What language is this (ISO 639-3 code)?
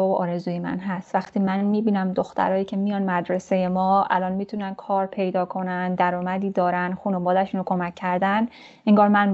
fas